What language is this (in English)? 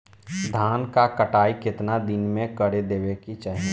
Bhojpuri